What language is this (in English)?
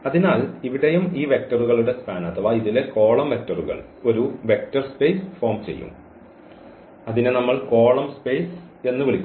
Malayalam